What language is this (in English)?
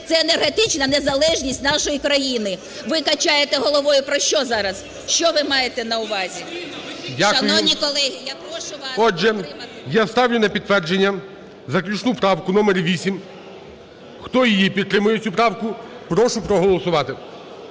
Ukrainian